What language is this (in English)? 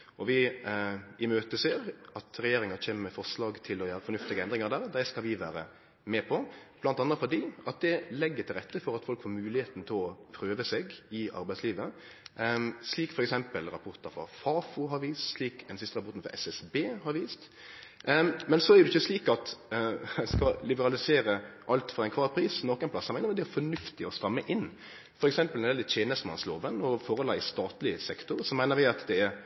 Norwegian Nynorsk